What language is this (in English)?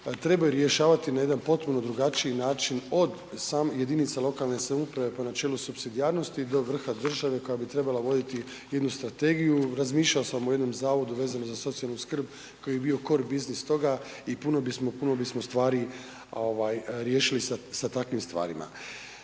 Croatian